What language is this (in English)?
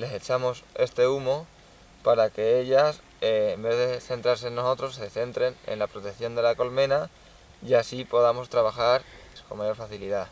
Spanish